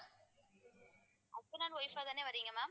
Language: Tamil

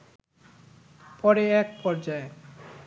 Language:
Bangla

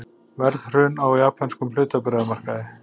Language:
Icelandic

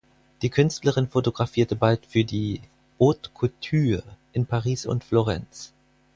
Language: German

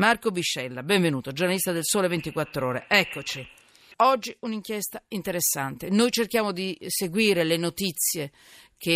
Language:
Italian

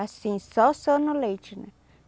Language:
Portuguese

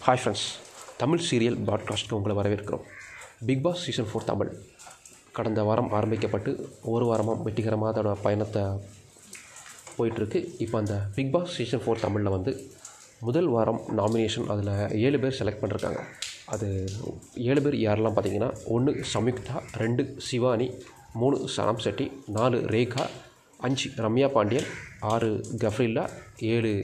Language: Tamil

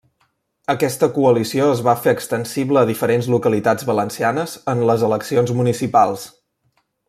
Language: Catalan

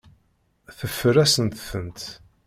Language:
Kabyle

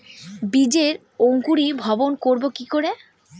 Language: Bangla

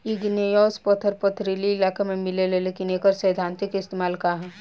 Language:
Bhojpuri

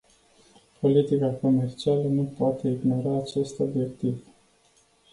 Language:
Romanian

